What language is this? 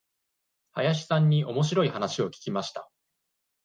Japanese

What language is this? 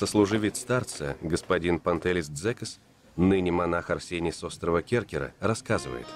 Russian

